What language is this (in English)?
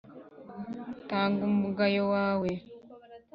Kinyarwanda